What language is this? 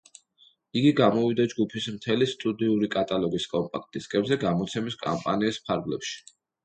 Georgian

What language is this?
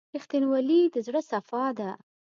Pashto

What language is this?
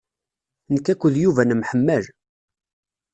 Kabyle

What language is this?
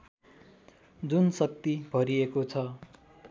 Nepali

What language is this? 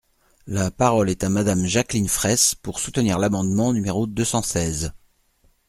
French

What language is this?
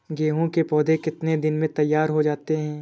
Hindi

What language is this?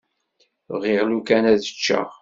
Kabyle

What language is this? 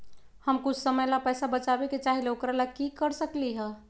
Magahi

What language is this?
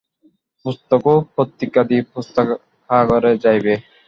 Bangla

